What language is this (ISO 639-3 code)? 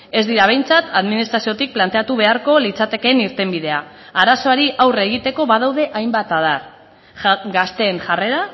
eus